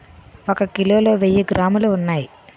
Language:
Telugu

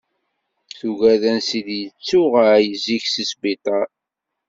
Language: Kabyle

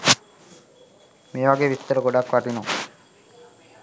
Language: Sinhala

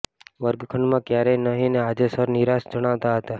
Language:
Gujarati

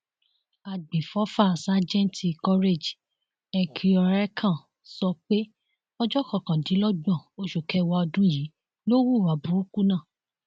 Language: Yoruba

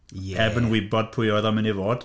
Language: Welsh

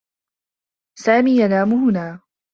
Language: Arabic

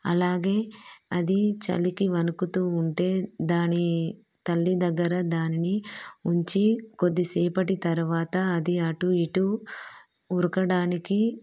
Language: Telugu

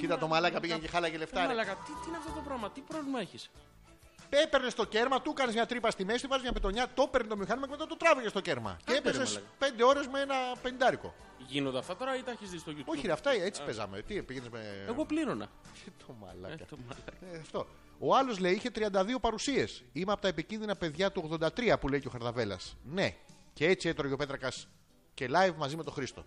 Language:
Greek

